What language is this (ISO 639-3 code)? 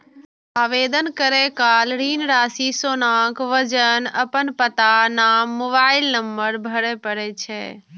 mai